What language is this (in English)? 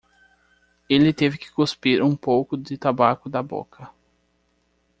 Portuguese